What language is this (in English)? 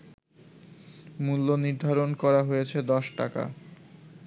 Bangla